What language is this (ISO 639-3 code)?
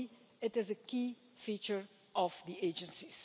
eng